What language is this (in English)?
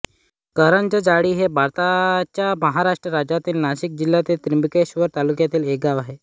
Marathi